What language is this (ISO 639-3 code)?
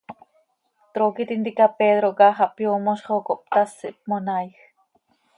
sei